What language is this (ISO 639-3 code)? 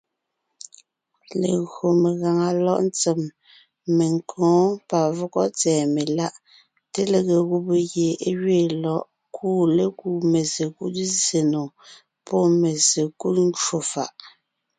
nnh